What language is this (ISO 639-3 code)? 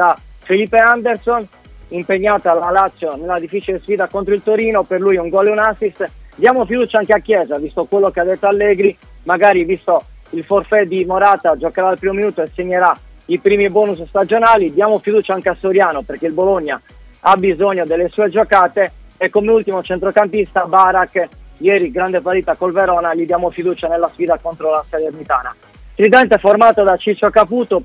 ita